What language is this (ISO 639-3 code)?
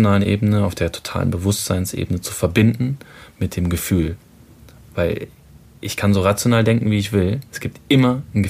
deu